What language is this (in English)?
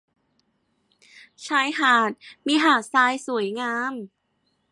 Thai